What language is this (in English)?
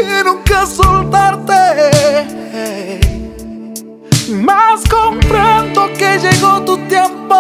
Italian